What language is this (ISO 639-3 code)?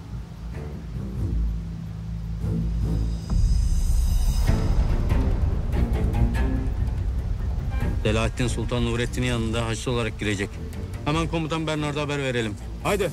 tur